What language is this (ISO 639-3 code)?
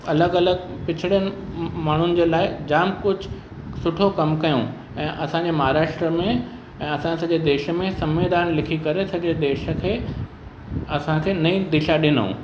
snd